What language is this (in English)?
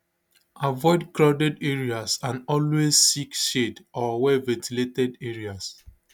Nigerian Pidgin